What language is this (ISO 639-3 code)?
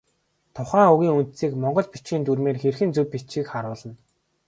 mon